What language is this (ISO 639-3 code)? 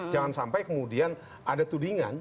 ind